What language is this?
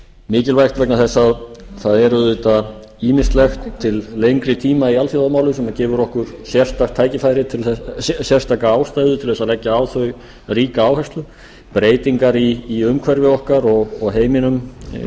Icelandic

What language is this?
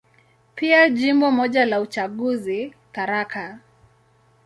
Swahili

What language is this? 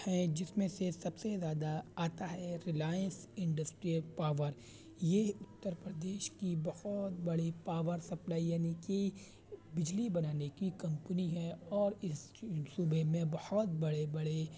Urdu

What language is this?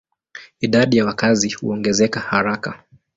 Swahili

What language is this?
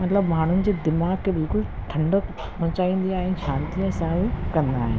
Sindhi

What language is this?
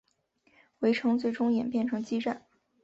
Chinese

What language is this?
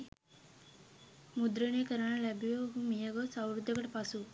Sinhala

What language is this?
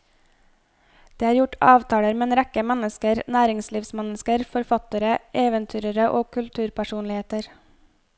Norwegian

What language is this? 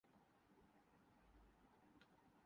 Urdu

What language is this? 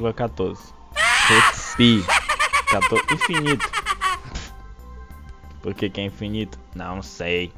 Portuguese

